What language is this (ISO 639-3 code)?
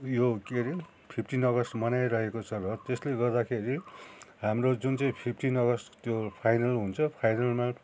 nep